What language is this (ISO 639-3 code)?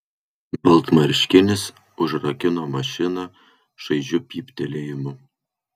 lit